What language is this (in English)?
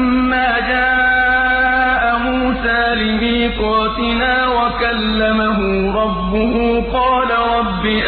Arabic